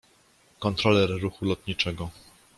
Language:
Polish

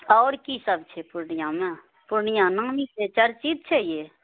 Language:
Maithili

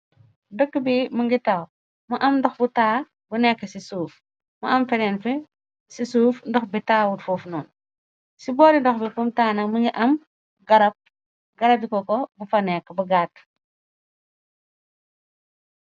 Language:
Wolof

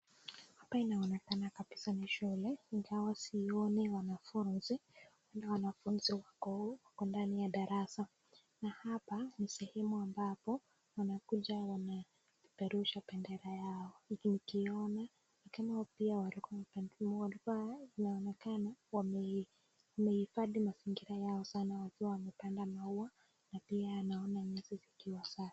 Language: Swahili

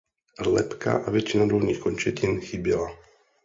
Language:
Czech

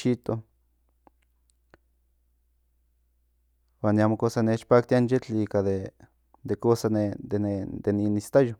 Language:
Central Nahuatl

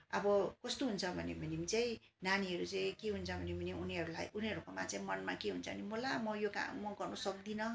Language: Nepali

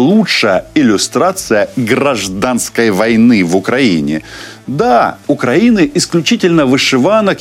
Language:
Russian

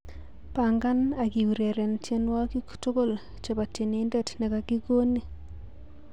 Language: Kalenjin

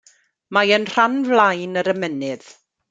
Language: Welsh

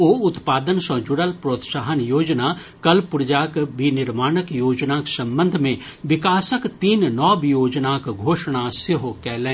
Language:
Maithili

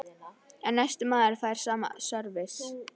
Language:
Icelandic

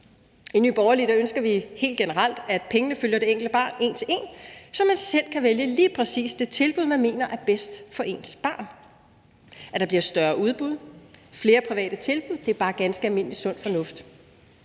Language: Danish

